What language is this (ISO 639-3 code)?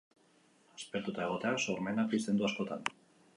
eus